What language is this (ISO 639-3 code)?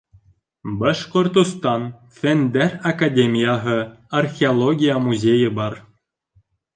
bak